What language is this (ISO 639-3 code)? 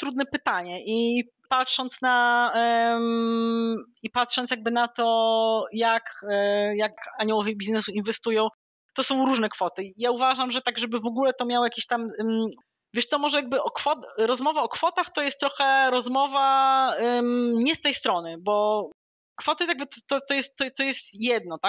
pol